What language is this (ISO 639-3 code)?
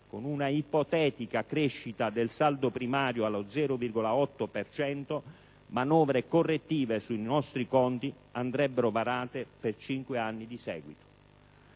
ita